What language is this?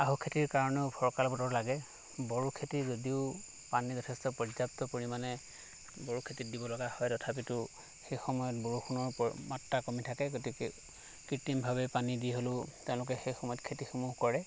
Assamese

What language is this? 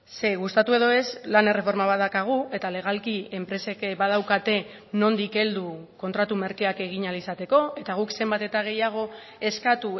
Basque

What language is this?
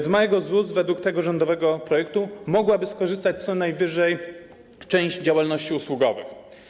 Polish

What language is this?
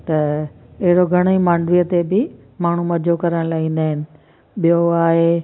Sindhi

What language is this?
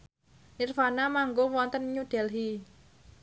Javanese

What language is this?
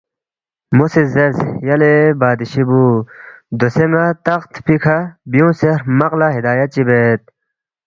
Balti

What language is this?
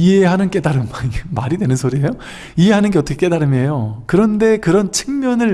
Korean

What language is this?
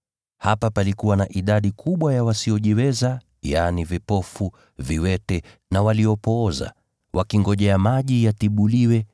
Swahili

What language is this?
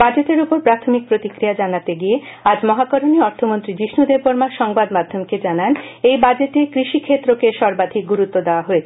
Bangla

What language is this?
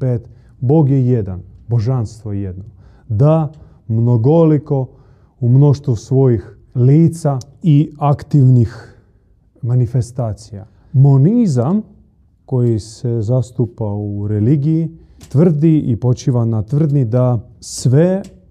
Croatian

